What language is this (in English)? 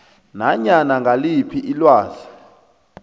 South Ndebele